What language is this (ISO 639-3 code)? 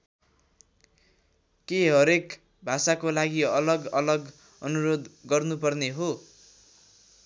nep